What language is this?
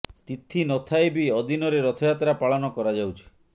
Odia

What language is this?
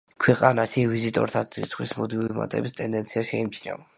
Georgian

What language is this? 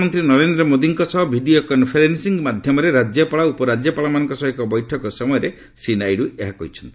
Odia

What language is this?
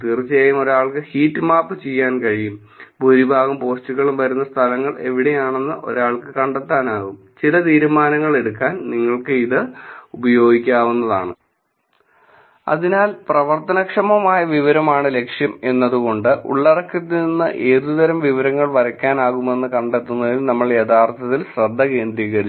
Malayalam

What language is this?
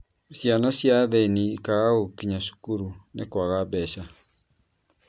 Kikuyu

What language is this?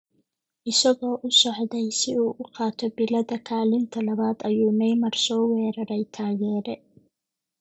Somali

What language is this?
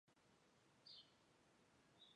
Chinese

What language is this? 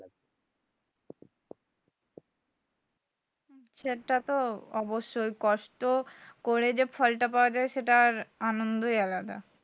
Bangla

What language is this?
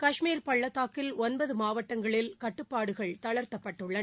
Tamil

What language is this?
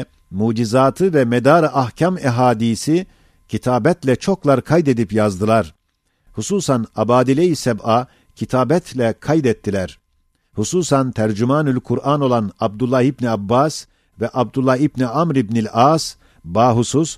Turkish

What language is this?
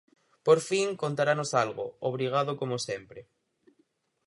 Galician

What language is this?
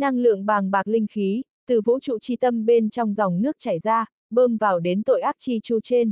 Vietnamese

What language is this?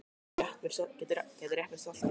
Icelandic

